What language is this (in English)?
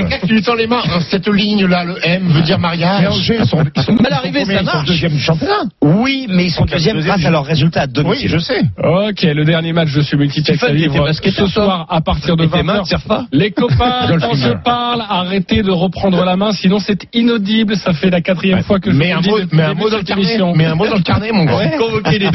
French